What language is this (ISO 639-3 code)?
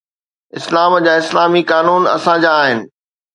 snd